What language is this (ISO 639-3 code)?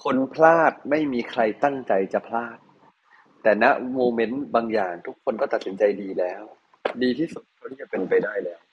tha